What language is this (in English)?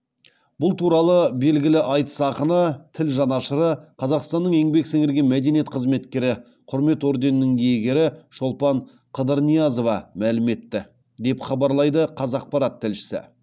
Kazakh